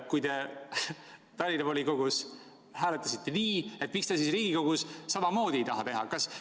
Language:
Estonian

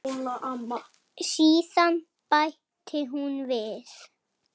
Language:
Icelandic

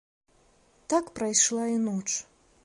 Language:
Belarusian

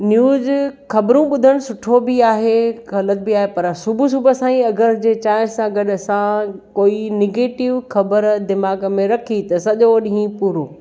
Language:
Sindhi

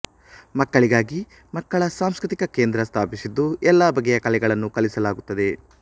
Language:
Kannada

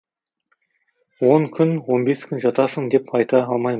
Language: Kazakh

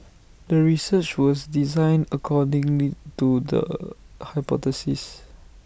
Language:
English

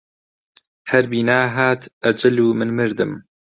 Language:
Central Kurdish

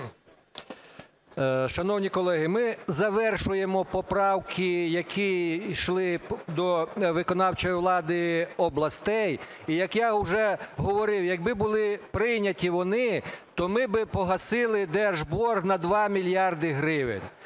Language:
Ukrainian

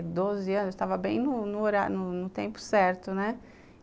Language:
Portuguese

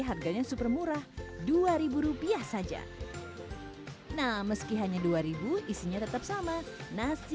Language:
Indonesian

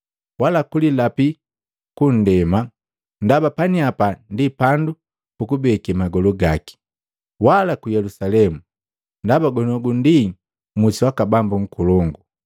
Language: Matengo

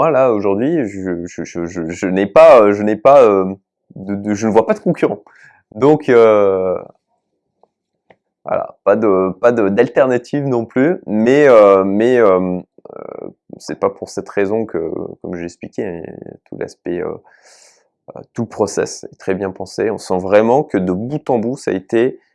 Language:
French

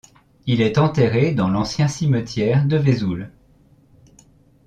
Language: French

